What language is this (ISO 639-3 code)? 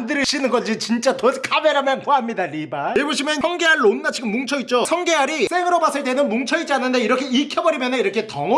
kor